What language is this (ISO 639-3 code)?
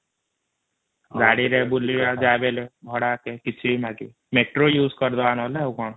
ori